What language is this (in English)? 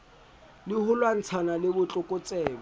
Southern Sotho